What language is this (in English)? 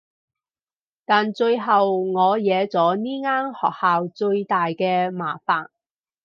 Cantonese